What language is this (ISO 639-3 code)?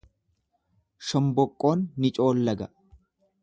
orm